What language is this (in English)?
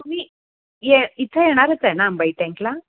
Marathi